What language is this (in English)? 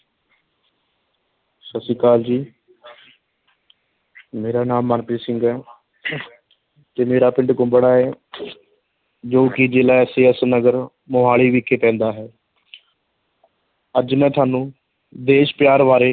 Punjabi